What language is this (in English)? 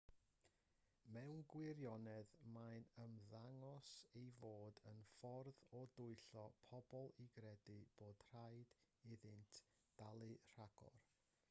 Welsh